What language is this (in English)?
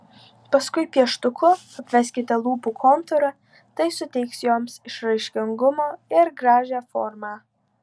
Lithuanian